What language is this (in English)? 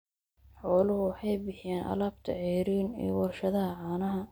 Somali